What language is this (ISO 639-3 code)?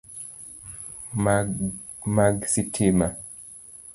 luo